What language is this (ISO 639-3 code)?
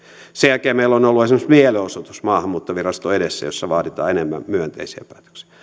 fin